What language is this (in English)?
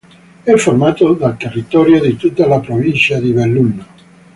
Italian